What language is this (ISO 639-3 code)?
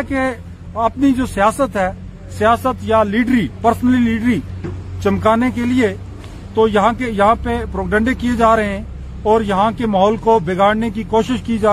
urd